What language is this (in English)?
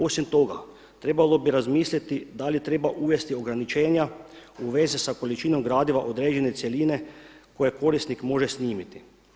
Croatian